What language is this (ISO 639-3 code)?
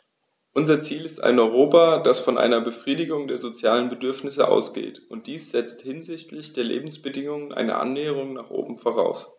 deu